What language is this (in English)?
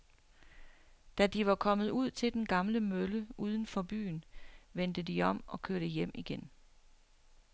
Danish